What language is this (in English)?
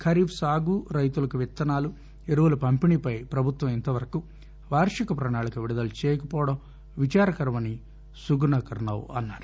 Telugu